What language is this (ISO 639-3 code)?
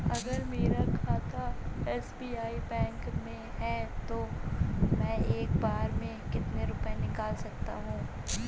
hin